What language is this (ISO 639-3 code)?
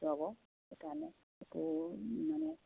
asm